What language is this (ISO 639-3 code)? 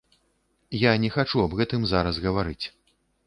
bel